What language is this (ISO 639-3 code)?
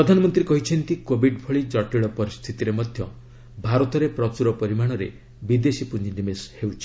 ori